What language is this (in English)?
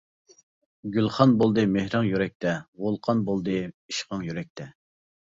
Uyghur